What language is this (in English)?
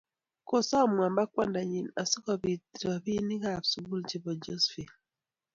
Kalenjin